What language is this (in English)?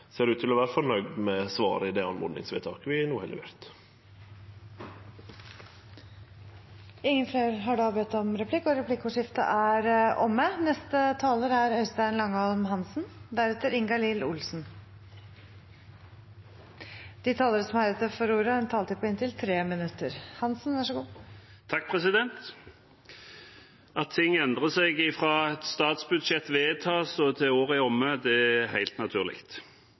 Norwegian